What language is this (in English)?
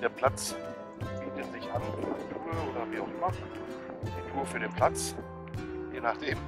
German